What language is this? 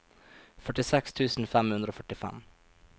Norwegian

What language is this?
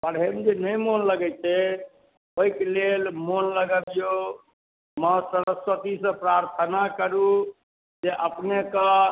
Maithili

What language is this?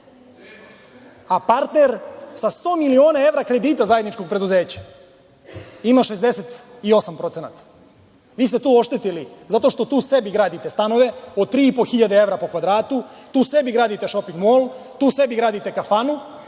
Serbian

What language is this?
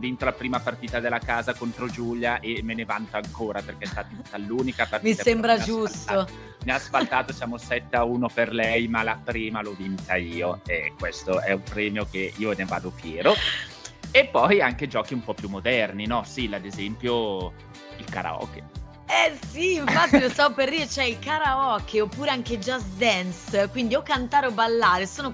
Italian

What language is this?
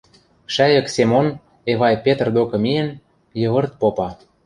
Western Mari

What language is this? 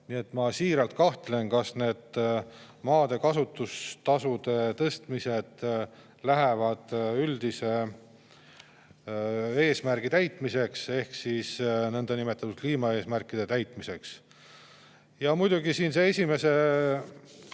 Estonian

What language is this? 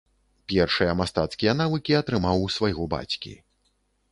Belarusian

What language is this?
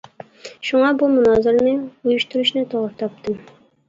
Uyghur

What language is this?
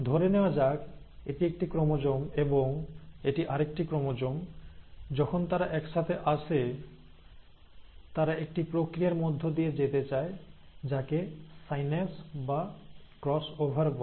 Bangla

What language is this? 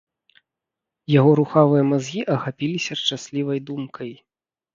Belarusian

